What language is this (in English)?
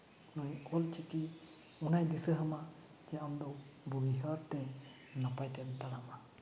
Santali